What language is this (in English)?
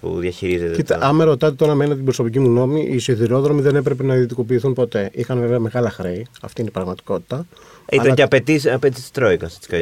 Greek